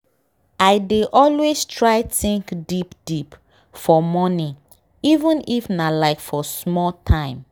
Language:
Nigerian Pidgin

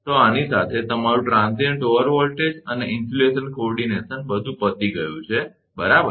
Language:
Gujarati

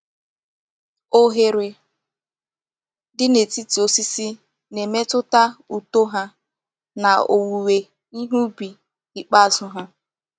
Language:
Igbo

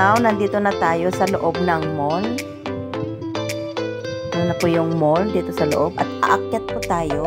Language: Filipino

